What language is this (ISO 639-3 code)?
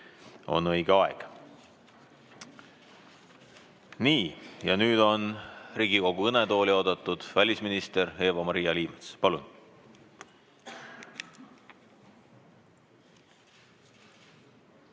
est